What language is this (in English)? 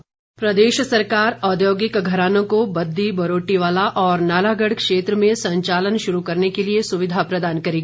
Hindi